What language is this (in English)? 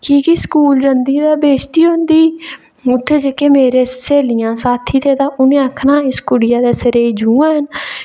Dogri